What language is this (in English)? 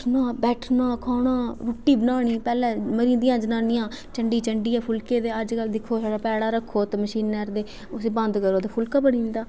Dogri